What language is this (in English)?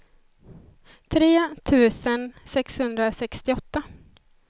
Swedish